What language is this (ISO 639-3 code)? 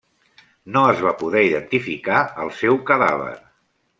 cat